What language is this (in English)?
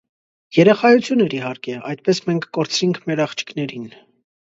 Armenian